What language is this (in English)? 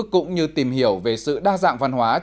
Vietnamese